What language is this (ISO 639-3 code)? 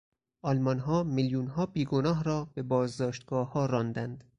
fas